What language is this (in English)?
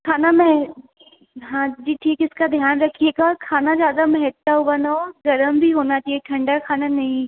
Hindi